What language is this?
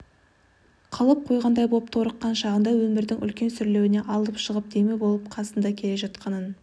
Kazakh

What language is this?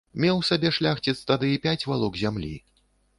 Belarusian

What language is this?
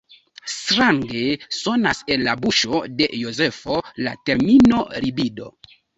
Esperanto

